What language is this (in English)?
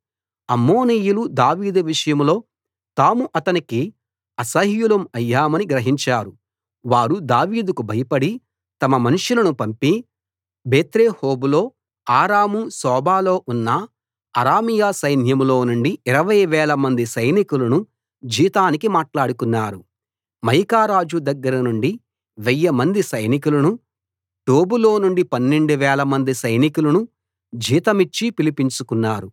Telugu